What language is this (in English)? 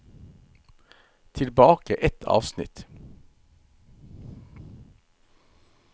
Norwegian